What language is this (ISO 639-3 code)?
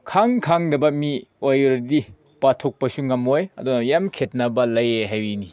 mni